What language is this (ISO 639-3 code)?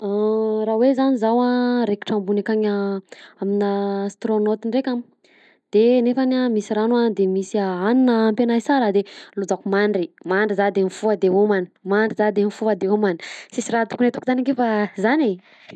bzc